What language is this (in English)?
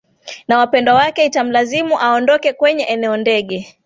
Swahili